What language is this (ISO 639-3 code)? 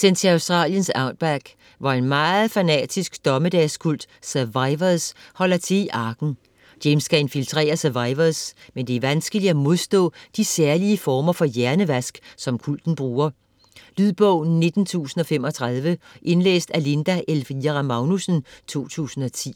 dan